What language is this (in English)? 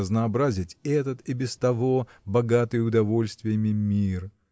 Russian